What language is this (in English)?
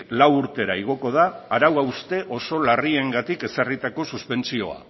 Basque